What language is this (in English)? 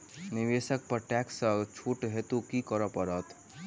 Maithili